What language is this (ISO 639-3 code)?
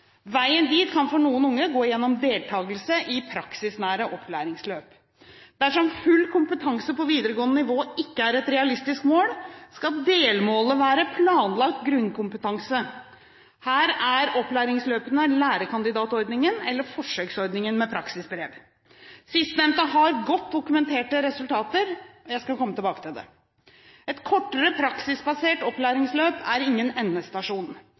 nob